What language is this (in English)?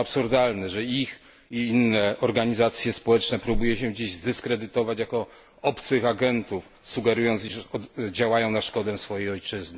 Polish